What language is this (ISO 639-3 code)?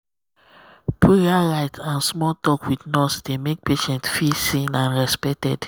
pcm